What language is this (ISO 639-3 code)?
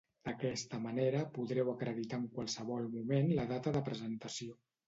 cat